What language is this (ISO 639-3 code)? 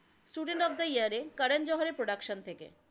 ben